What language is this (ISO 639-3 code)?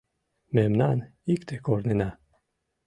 chm